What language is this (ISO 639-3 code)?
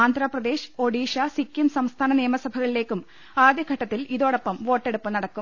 mal